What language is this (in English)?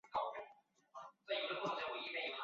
Chinese